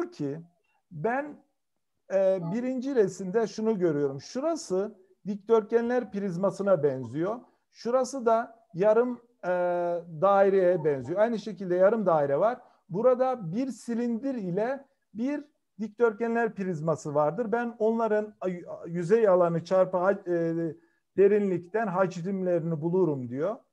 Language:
Turkish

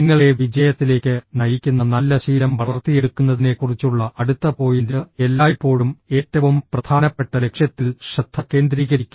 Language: Malayalam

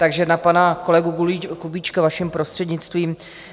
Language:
Czech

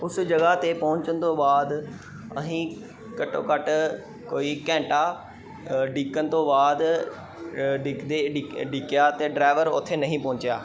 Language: Punjabi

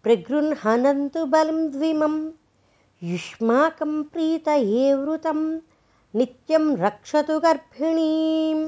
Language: Telugu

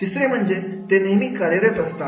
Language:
Marathi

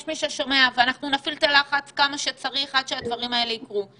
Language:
Hebrew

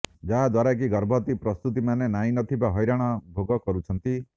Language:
Odia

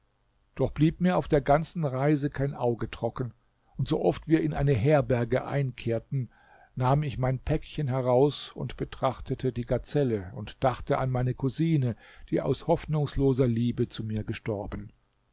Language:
German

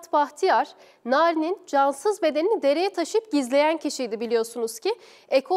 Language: Turkish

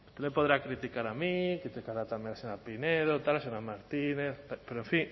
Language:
Spanish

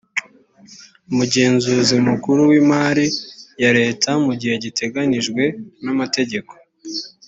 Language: Kinyarwanda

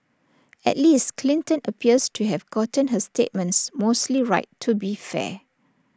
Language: English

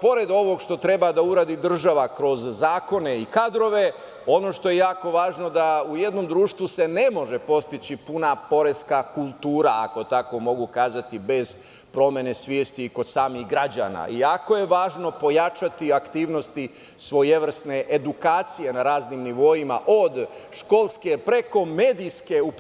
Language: Serbian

